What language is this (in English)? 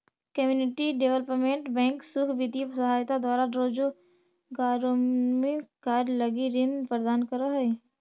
Magahi